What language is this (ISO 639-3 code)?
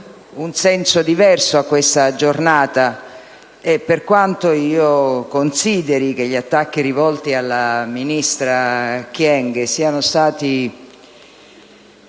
ita